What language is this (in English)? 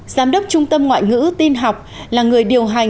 Vietnamese